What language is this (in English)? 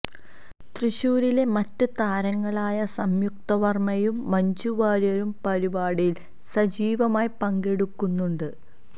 Malayalam